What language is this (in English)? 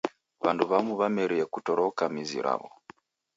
Taita